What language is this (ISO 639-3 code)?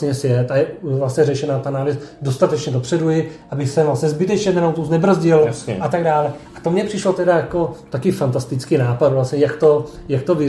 ces